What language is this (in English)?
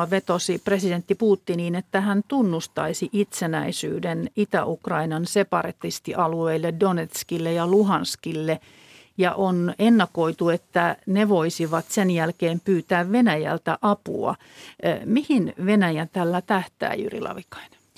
Finnish